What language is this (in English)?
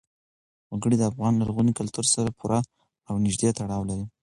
Pashto